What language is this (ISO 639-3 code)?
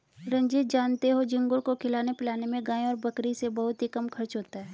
hin